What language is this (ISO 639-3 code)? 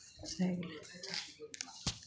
mai